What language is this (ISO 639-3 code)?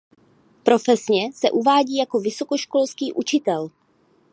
ces